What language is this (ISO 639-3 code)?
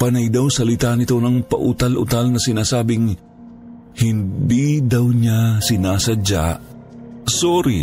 fil